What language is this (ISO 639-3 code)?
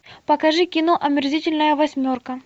rus